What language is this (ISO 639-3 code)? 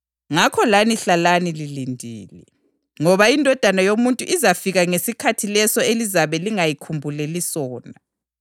nde